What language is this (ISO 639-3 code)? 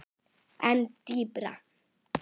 isl